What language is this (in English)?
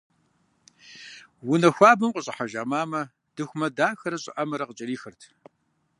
Kabardian